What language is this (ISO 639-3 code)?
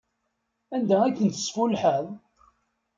kab